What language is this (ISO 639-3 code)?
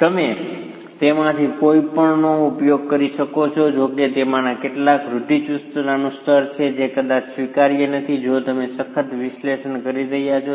guj